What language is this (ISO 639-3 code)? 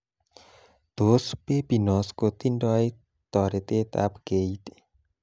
kln